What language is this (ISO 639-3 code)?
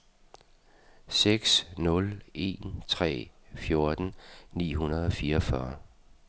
dan